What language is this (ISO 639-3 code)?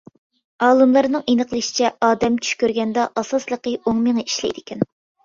uig